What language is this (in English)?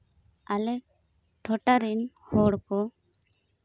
Santali